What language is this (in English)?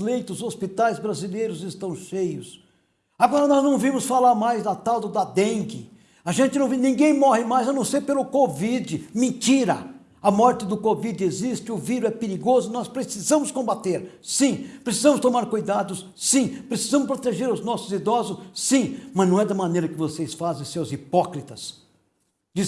Portuguese